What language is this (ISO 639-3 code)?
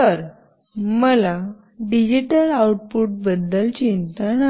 mar